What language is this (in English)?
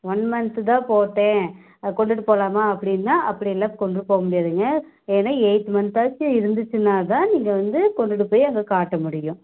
Tamil